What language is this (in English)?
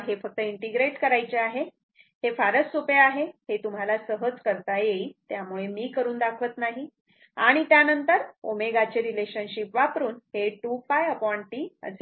Marathi